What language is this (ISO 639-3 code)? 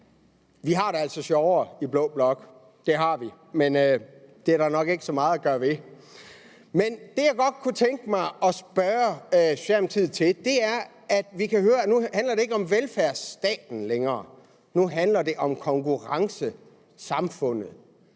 dan